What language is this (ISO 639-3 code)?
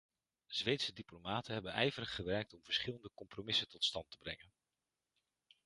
nld